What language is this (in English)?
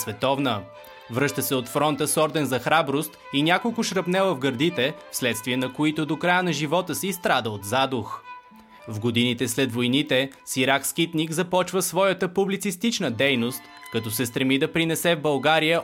Bulgarian